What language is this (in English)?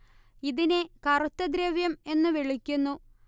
Malayalam